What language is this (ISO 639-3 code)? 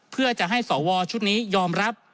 tha